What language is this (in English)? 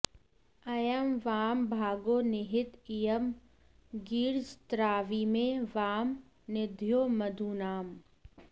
Sanskrit